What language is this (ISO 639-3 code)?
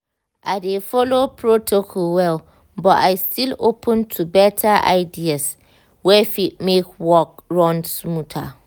pcm